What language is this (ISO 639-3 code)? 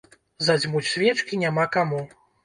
bel